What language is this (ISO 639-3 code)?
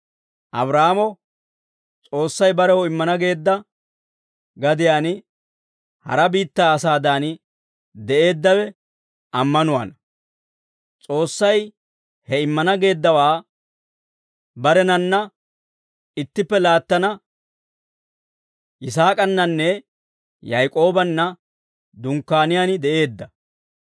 dwr